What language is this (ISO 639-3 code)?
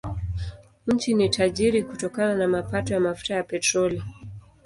swa